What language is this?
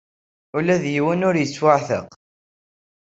Kabyle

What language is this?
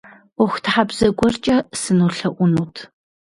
Kabardian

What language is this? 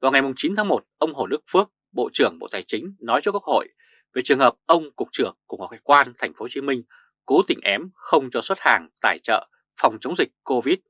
Vietnamese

